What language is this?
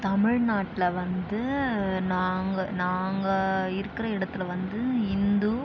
Tamil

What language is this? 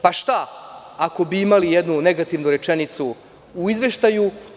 Serbian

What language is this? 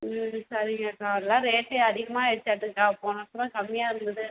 Tamil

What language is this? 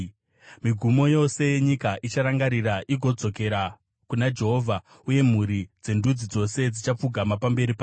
Shona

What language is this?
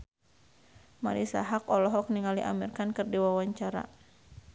Sundanese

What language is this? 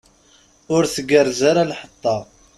Kabyle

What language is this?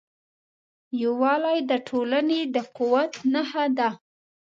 Pashto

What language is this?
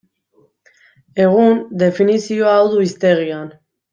Basque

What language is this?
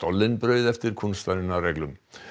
Icelandic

